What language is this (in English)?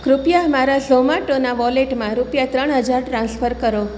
Gujarati